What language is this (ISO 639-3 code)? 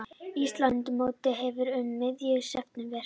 isl